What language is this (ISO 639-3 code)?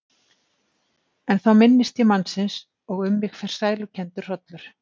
isl